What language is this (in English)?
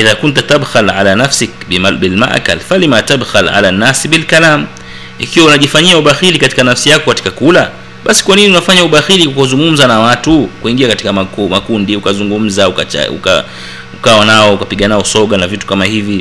Swahili